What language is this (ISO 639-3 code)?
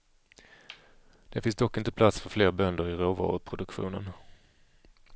swe